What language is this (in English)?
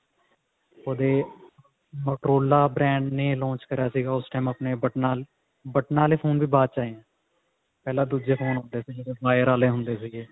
Punjabi